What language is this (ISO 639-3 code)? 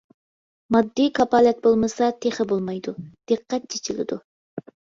uig